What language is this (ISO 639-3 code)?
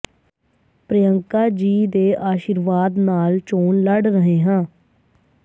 pan